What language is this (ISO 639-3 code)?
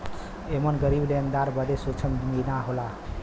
bho